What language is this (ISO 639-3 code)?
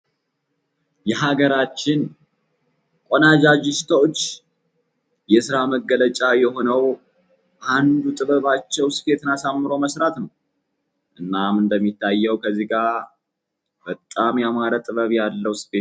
amh